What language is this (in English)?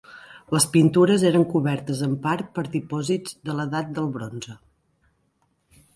Catalan